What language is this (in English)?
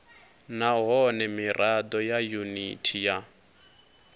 Venda